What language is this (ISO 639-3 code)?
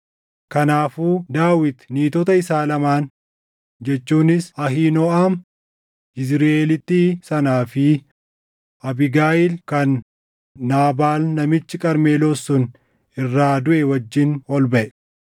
orm